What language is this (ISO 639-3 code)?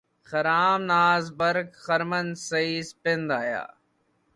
urd